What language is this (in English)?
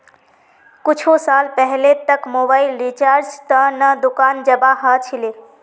Magahi